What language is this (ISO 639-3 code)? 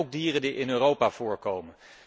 nld